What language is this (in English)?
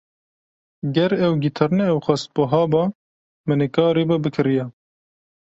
Kurdish